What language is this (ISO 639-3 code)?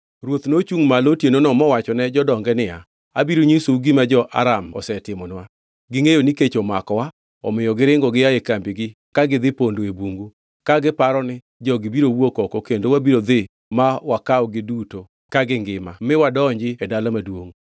luo